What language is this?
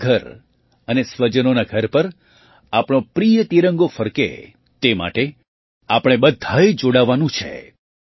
Gujarati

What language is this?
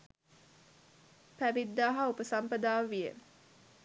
Sinhala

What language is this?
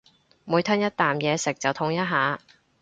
Cantonese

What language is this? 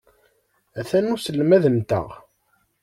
Kabyle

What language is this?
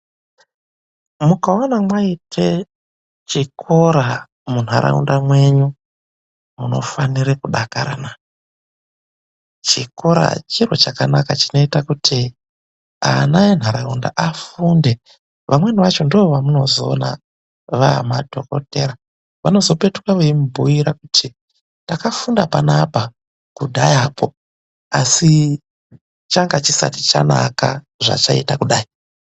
Ndau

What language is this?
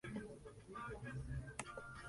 Spanish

